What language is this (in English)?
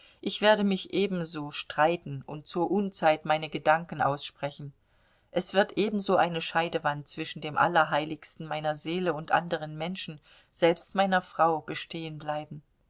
German